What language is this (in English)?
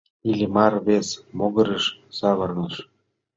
Mari